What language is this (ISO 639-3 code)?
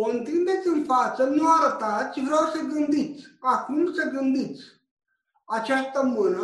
ron